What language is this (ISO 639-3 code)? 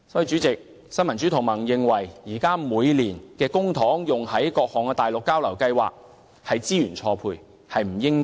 yue